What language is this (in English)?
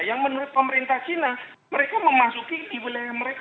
Indonesian